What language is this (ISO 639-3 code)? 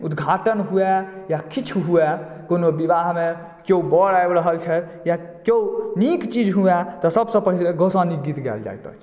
mai